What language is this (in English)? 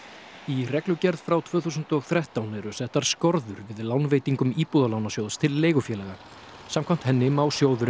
Icelandic